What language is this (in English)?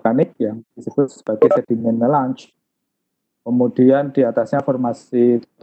Indonesian